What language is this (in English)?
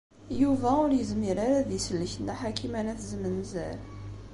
Kabyle